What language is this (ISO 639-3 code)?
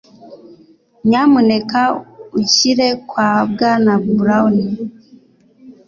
kin